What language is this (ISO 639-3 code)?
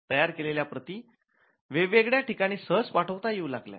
mar